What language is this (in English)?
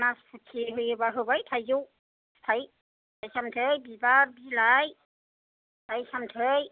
Bodo